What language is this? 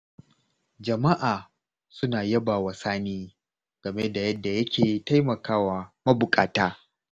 Hausa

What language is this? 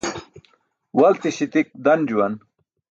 Burushaski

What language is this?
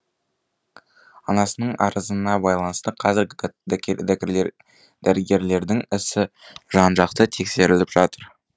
Kazakh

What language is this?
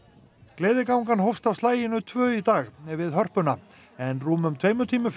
Icelandic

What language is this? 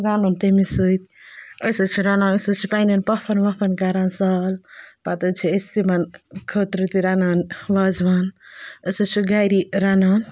Kashmiri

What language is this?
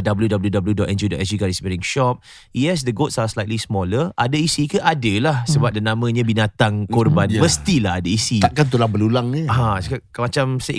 Malay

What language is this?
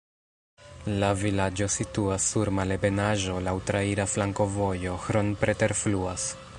Esperanto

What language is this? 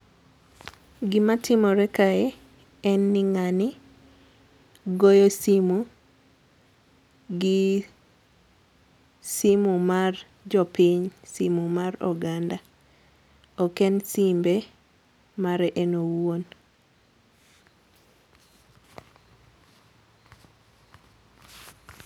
Luo (Kenya and Tanzania)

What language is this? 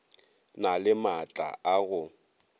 Northern Sotho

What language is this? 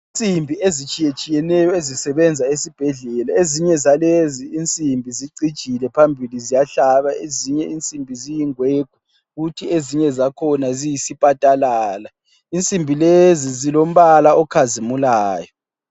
North Ndebele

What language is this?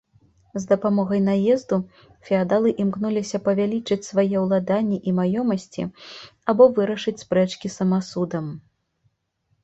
Belarusian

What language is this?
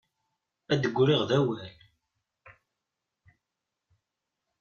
Kabyle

